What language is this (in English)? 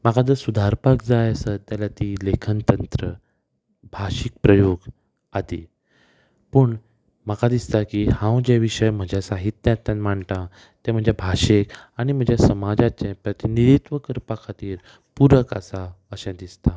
Konkani